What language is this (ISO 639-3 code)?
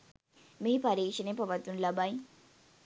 sin